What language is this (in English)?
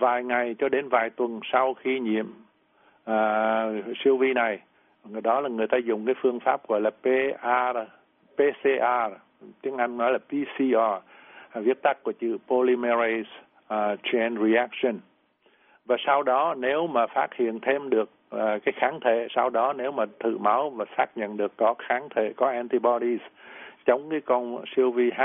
Vietnamese